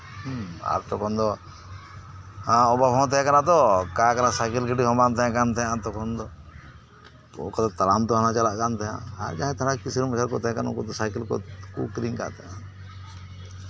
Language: Santali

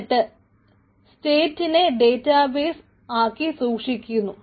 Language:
Malayalam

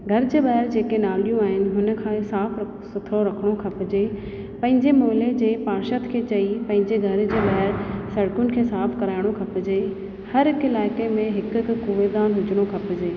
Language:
Sindhi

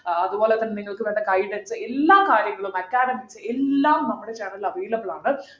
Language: Malayalam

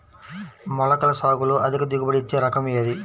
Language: Telugu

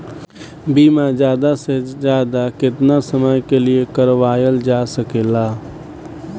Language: Bhojpuri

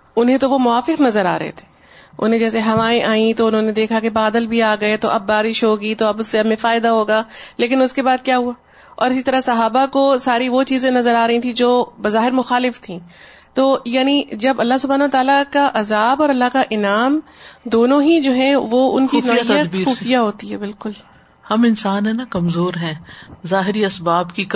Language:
Urdu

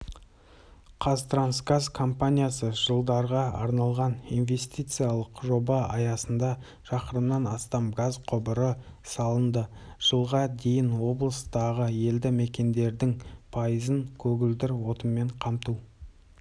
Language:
Kazakh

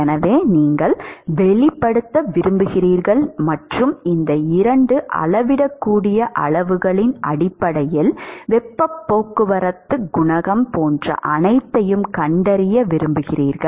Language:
Tamil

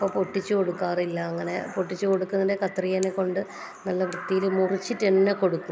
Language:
Malayalam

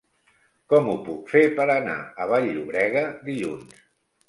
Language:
Catalan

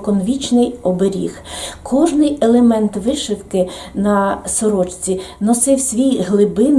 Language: Ukrainian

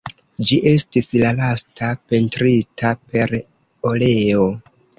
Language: Esperanto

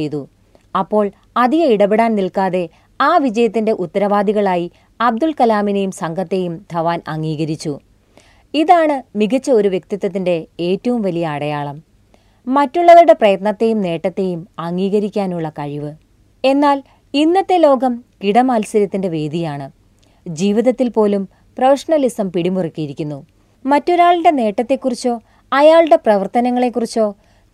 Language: Malayalam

